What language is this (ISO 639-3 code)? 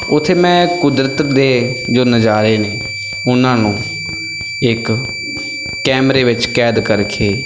pan